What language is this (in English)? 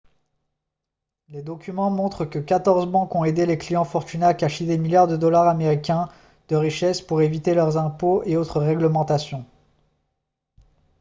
French